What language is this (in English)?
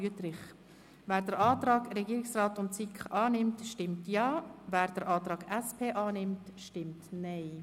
Swiss German